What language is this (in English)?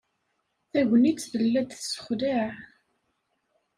Kabyle